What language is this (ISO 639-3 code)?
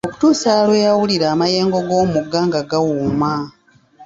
lug